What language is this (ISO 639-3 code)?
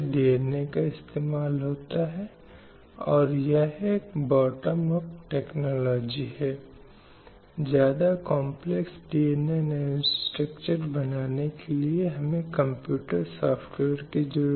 hin